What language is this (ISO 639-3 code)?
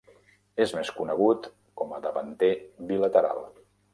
cat